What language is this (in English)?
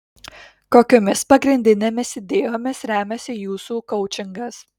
Lithuanian